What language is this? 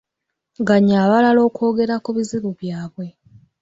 Ganda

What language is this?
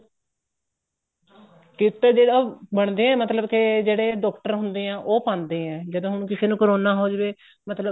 Punjabi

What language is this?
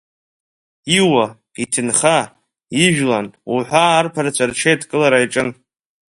Abkhazian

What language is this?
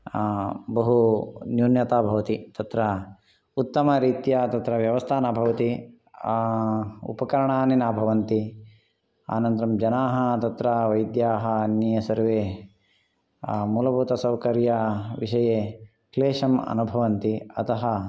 Sanskrit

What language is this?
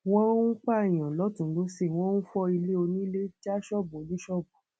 Yoruba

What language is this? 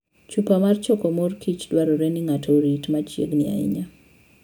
Luo (Kenya and Tanzania)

